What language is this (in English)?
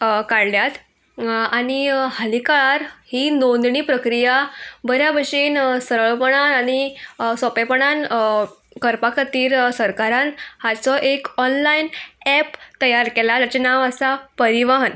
Konkani